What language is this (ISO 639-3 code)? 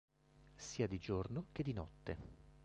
ita